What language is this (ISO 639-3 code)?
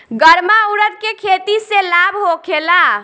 bho